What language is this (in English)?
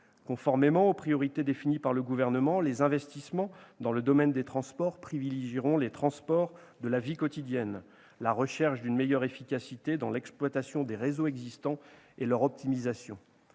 French